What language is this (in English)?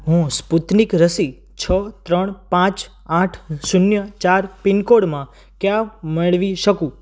Gujarati